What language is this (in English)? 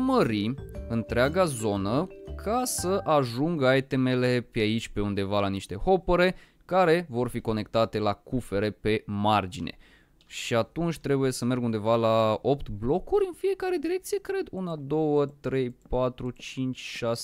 Romanian